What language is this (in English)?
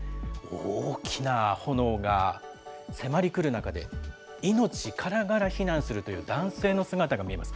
Japanese